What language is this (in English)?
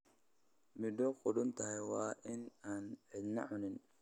Somali